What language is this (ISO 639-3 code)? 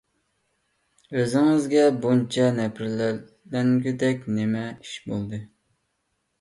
uig